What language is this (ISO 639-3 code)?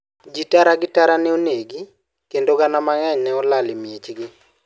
luo